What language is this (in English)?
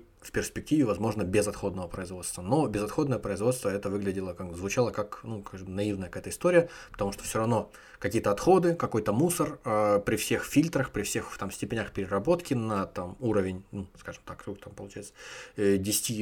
Russian